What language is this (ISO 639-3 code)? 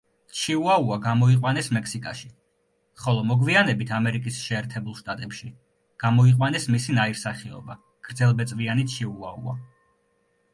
kat